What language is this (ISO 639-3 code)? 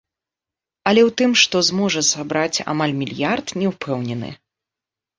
bel